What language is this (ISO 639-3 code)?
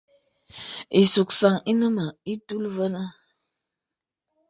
beb